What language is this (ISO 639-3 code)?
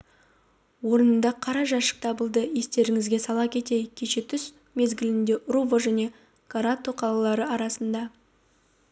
kaz